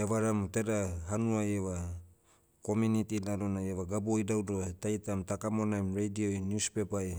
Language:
Motu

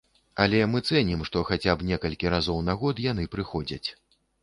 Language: Belarusian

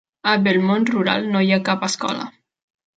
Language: Catalan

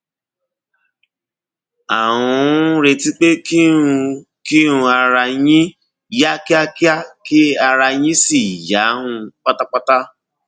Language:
Yoruba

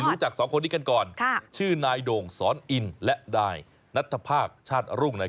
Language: Thai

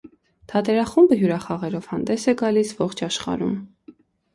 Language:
Armenian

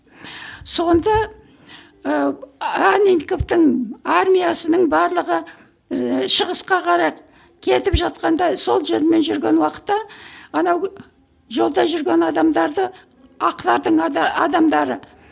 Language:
Kazakh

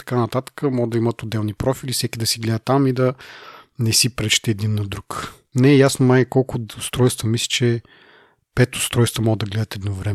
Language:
Bulgarian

